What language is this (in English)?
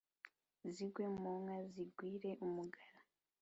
Kinyarwanda